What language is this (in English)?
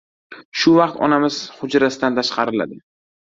Uzbek